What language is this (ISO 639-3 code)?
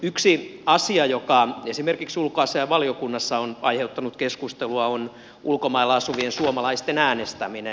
fin